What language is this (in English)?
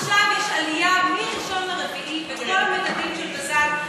Hebrew